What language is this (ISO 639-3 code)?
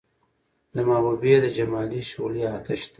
pus